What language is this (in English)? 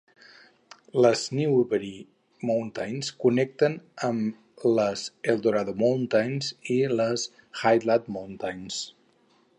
Catalan